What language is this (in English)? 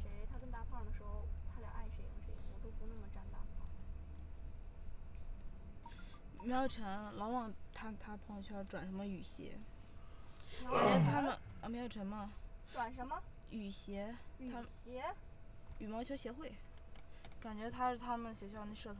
Chinese